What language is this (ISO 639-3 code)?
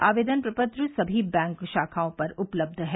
hin